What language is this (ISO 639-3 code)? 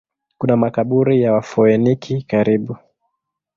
swa